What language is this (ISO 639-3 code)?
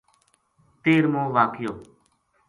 gju